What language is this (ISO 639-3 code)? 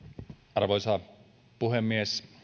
fin